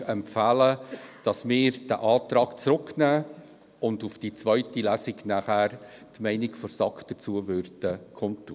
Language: Swiss German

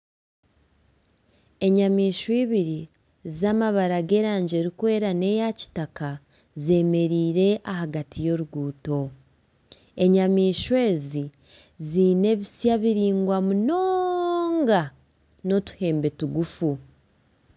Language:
Nyankole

